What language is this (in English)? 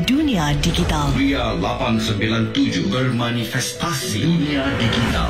Malay